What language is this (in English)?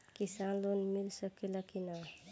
Bhojpuri